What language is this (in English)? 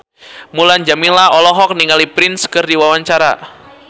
Sundanese